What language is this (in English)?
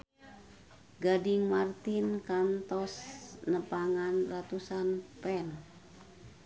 Sundanese